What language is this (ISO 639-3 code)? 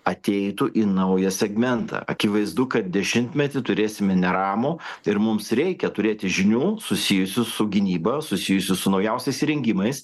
lit